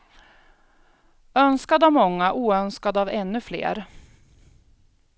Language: Swedish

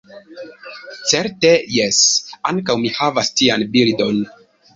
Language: Esperanto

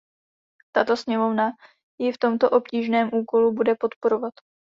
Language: Czech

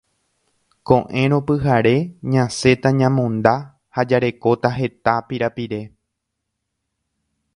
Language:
Guarani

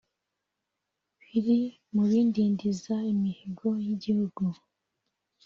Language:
Kinyarwanda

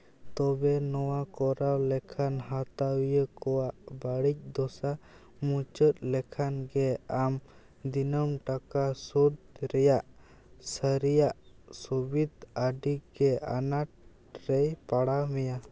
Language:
Santali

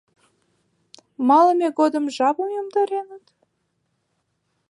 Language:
Mari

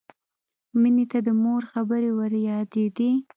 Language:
Pashto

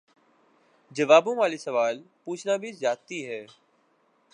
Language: Urdu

